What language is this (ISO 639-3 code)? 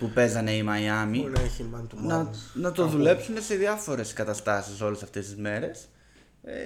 ell